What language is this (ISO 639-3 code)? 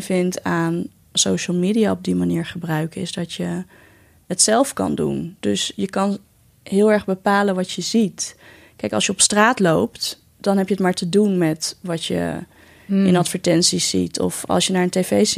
nld